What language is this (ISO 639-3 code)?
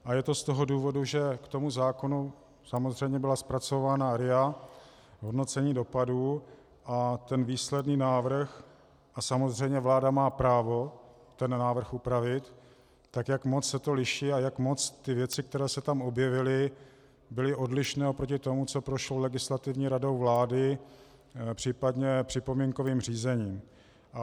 ces